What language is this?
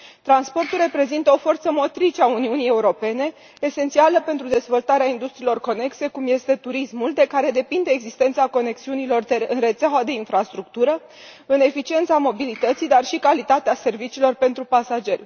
Romanian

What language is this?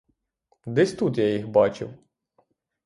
Ukrainian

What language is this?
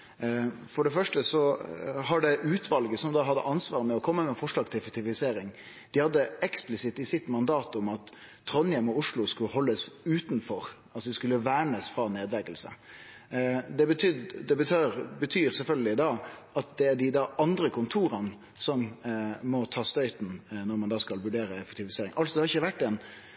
Norwegian Nynorsk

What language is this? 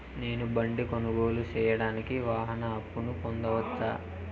Telugu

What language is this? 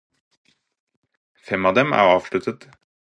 Norwegian Bokmål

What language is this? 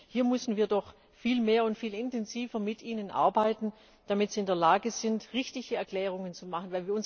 German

